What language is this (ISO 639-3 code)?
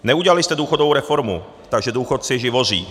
ces